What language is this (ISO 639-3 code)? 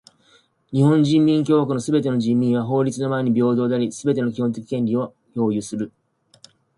jpn